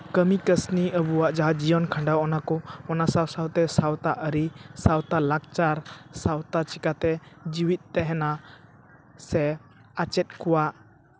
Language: Santali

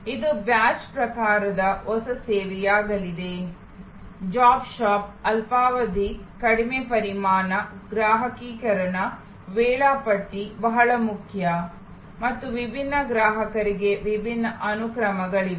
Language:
Kannada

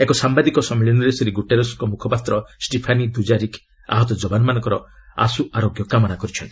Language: Odia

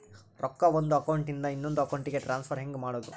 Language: Kannada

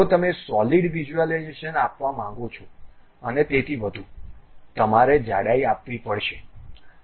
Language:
Gujarati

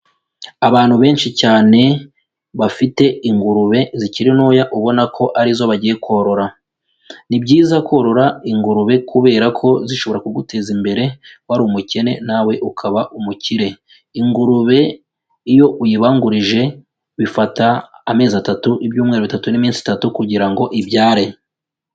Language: Kinyarwanda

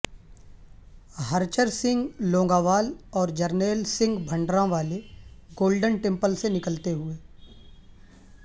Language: Urdu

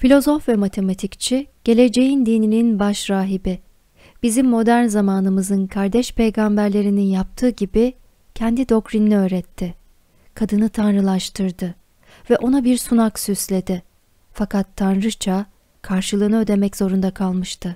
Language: Turkish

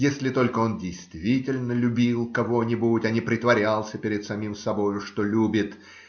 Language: Russian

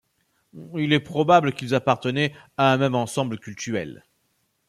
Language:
French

